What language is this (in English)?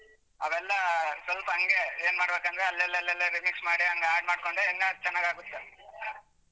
Kannada